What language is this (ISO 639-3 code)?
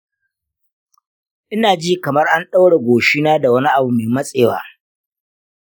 hau